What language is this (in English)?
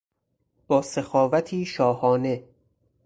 Persian